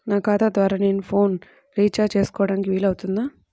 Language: Telugu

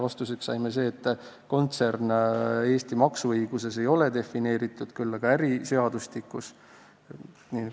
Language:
Estonian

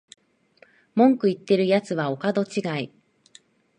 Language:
Japanese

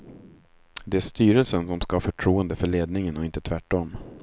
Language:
Swedish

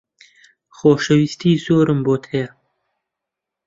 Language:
Central Kurdish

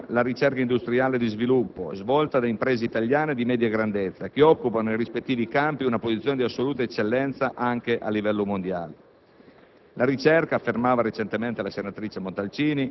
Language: Italian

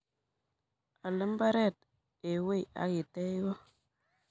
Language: Kalenjin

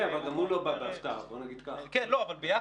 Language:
Hebrew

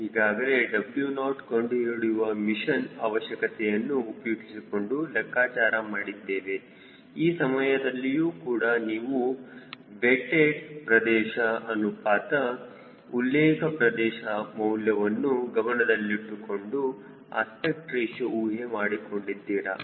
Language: Kannada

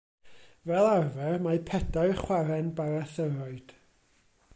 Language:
Welsh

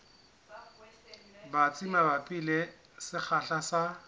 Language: Southern Sotho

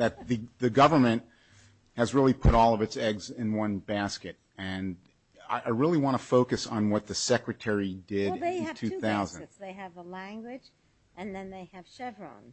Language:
English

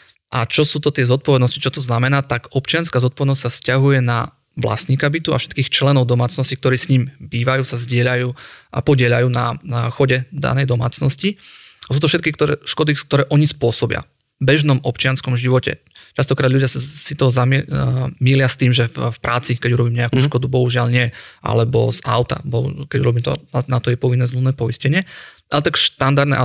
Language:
Slovak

